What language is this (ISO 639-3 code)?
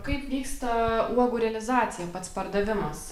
lit